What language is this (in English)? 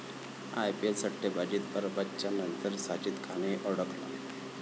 Marathi